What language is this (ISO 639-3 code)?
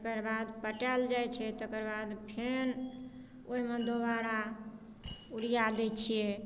mai